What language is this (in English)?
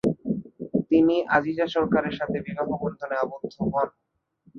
Bangla